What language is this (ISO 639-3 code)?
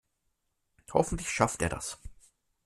deu